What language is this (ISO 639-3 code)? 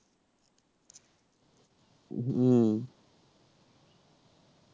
ben